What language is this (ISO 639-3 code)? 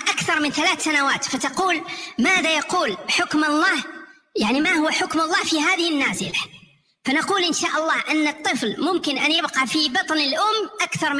ara